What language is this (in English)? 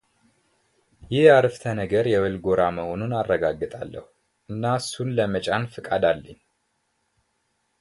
Amharic